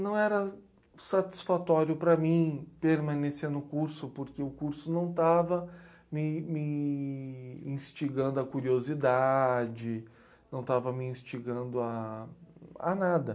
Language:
Portuguese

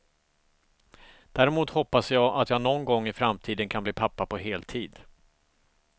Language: Swedish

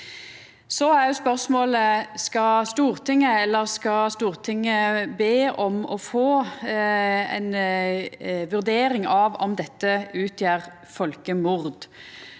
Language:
Norwegian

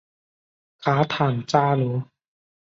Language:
Chinese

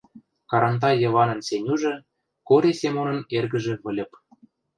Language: Western Mari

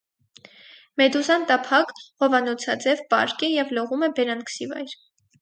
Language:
Armenian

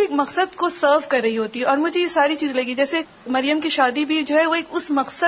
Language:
Urdu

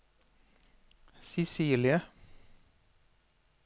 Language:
Norwegian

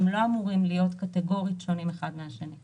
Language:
Hebrew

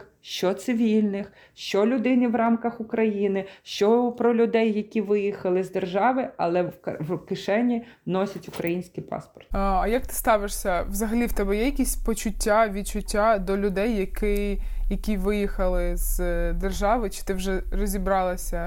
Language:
Ukrainian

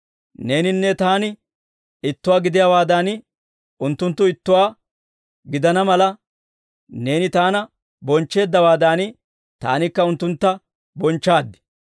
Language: Dawro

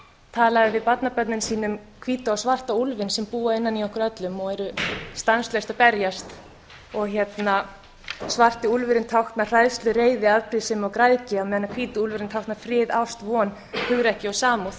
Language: Icelandic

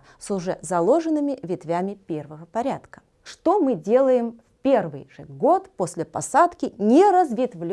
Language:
Russian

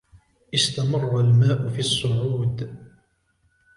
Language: Arabic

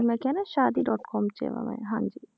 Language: Punjabi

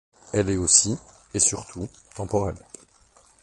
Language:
French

